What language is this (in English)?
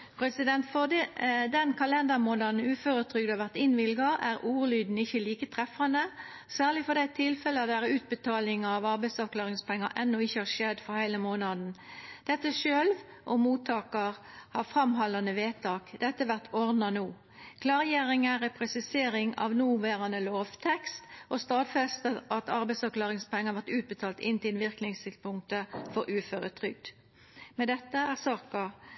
Norwegian